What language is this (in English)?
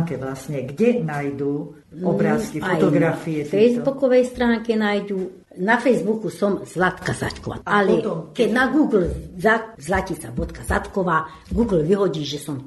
Slovak